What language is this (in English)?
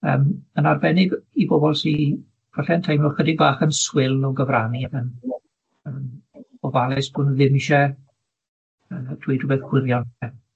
Welsh